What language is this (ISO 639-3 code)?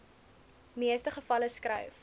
afr